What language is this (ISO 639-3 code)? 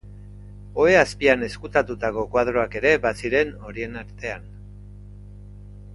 eus